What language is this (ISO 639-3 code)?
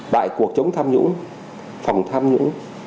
vie